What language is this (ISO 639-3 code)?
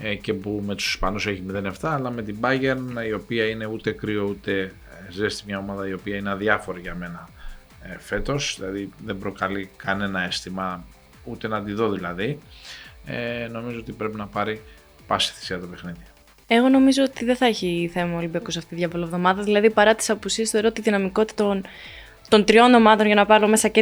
ell